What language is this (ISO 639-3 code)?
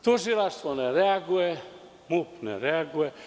srp